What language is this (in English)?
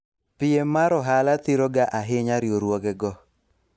Luo (Kenya and Tanzania)